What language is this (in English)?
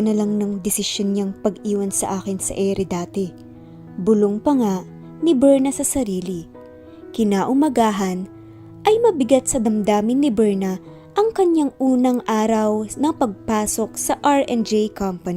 Filipino